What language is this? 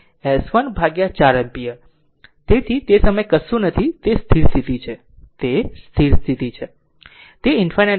Gujarati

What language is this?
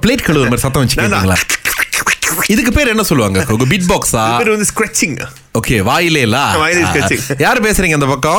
Tamil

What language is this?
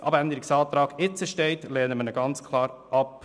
Swiss German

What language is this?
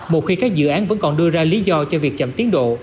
Vietnamese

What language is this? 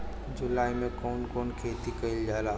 Bhojpuri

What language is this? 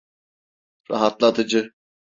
Turkish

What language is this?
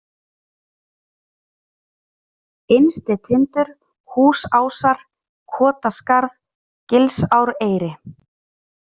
Icelandic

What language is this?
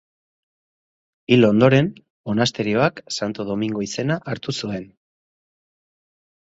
Basque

